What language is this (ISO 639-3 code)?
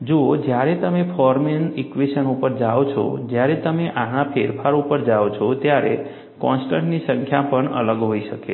guj